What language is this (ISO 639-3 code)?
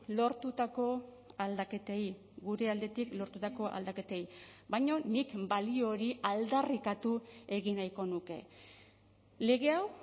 eus